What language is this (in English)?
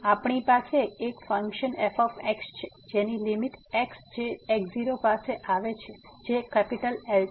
Gujarati